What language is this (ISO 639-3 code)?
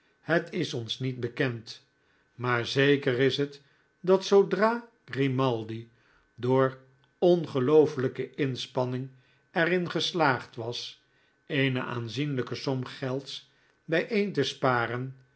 nld